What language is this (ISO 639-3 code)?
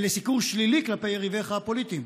heb